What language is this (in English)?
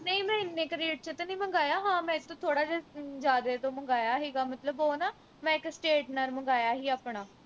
Punjabi